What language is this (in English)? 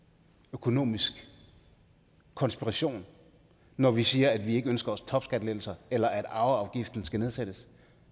Danish